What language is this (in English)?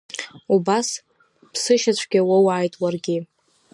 Abkhazian